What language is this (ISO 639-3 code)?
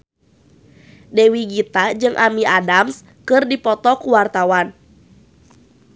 sun